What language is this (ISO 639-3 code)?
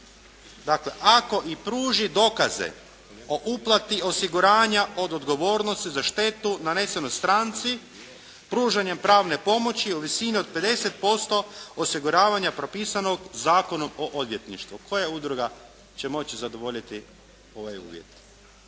hrv